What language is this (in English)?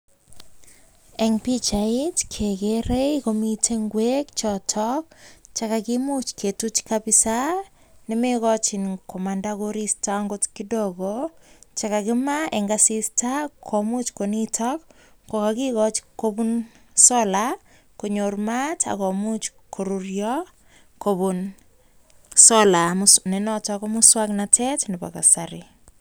Kalenjin